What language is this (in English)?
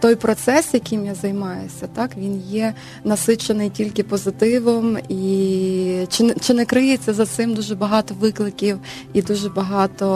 Ukrainian